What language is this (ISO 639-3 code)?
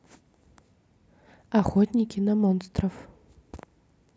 rus